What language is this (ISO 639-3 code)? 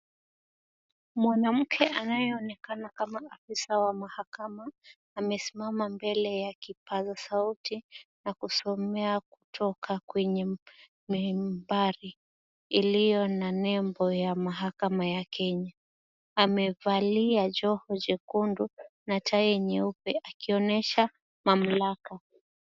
swa